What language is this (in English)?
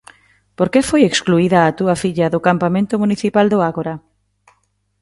Galician